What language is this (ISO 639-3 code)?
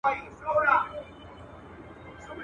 pus